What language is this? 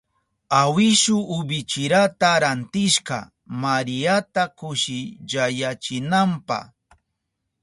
Southern Pastaza Quechua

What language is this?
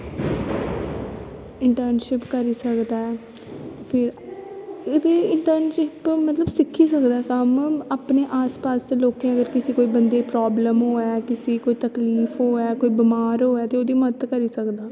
Dogri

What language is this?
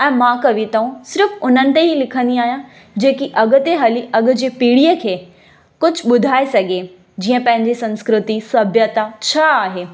Sindhi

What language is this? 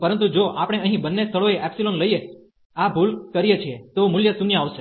Gujarati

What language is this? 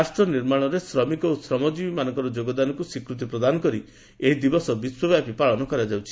Odia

